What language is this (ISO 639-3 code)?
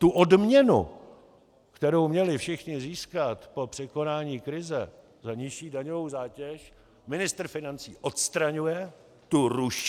ces